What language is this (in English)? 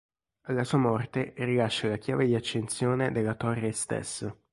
Italian